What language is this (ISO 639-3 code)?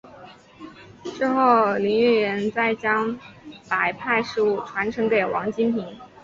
zho